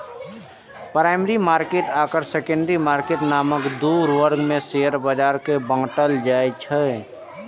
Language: Maithili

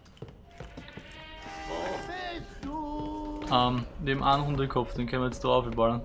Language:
German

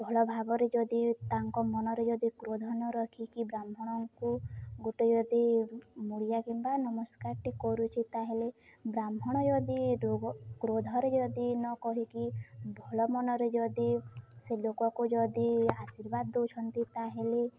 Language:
Odia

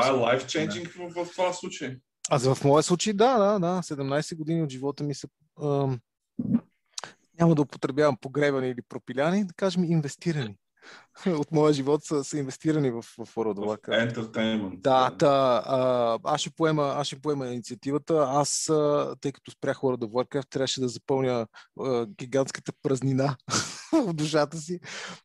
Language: Bulgarian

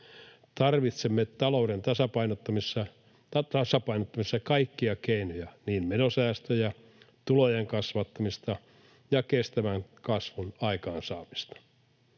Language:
Finnish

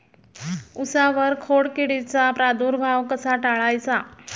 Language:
Marathi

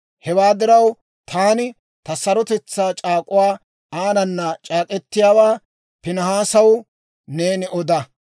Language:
Dawro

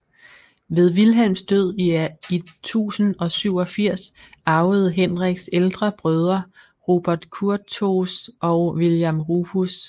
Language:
Danish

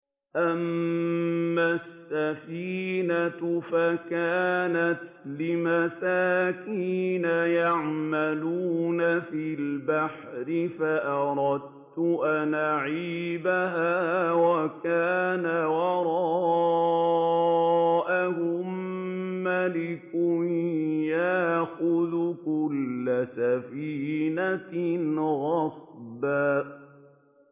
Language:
Arabic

